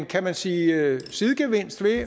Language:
Danish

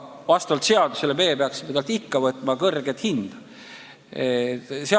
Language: Estonian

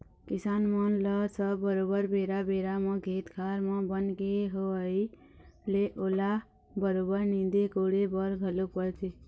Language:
Chhattisgarhi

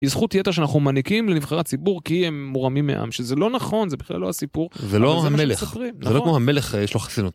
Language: Hebrew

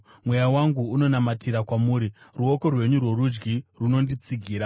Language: Shona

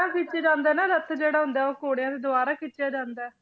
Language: Punjabi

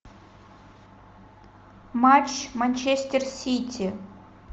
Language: Russian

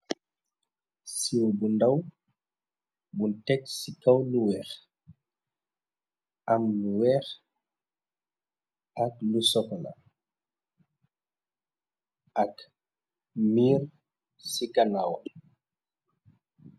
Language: Wolof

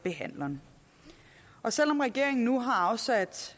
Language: Danish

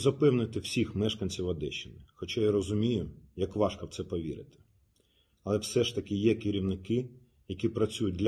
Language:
Ukrainian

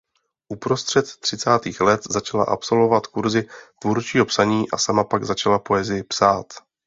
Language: Czech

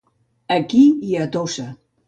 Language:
Catalan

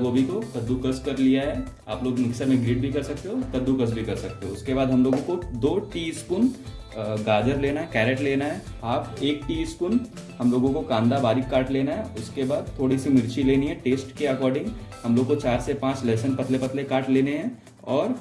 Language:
Hindi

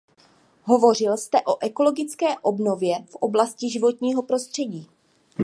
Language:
Czech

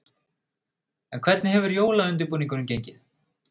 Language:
Icelandic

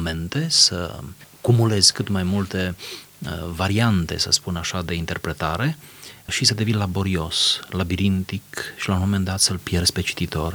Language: Romanian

